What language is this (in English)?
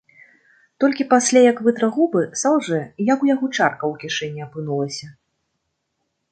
Belarusian